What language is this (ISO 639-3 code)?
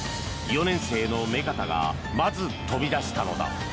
jpn